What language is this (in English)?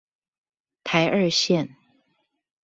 Chinese